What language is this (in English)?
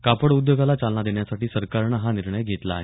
Marathi